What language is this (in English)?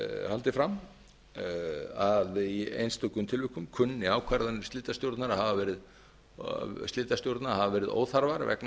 Icelandic